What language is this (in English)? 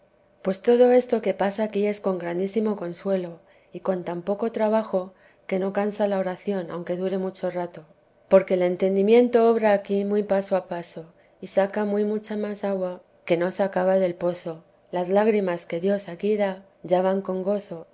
Spanish